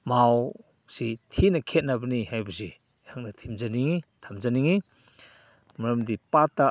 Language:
Manipuri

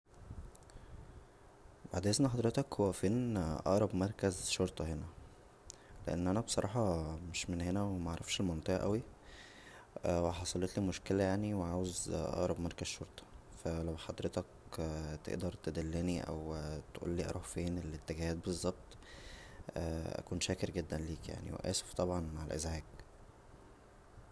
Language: Egyptian Arabic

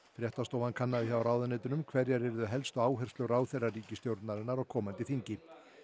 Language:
Icelandic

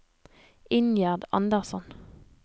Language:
Norwegian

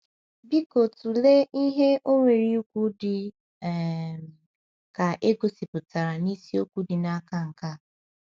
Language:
Igbo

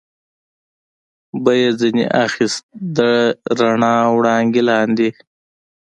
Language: Pashto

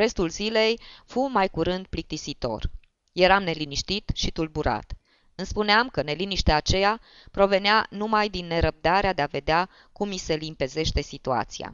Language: Romanian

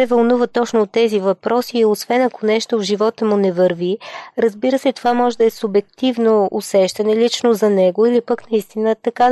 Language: Bulgarian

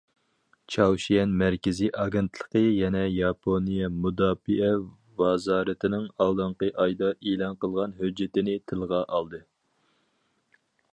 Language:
Uyghur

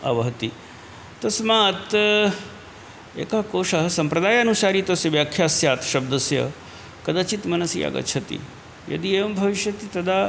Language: Sanskrit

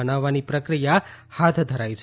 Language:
Gujarati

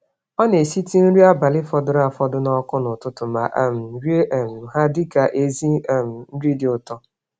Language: Igbo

